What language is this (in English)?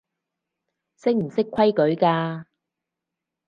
Cantonese